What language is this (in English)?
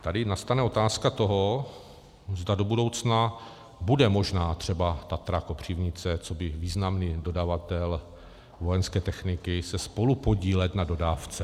Czech